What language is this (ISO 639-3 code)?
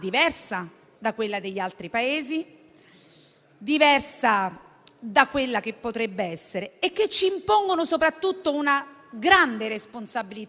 ita